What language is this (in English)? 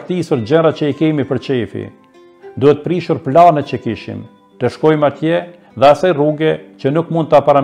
Romanian